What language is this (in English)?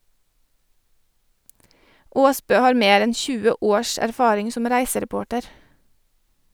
Norwegian